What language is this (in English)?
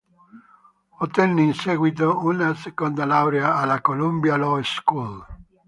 Italian